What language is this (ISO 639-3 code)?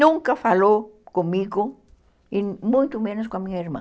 por